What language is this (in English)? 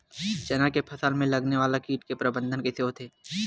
Chhattisgarhi